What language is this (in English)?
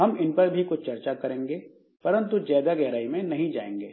Hindi